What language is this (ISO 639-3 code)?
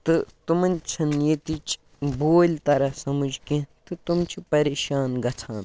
kas